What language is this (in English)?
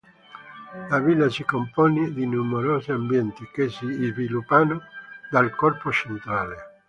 Italian